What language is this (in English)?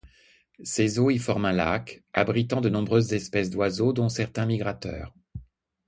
French